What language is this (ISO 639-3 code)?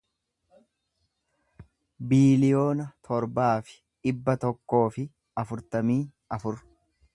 orm